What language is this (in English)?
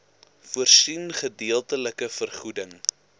Afrikaans